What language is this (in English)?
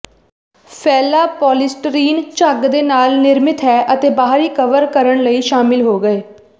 Punjabi